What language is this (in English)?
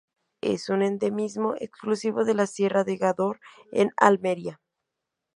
Spanish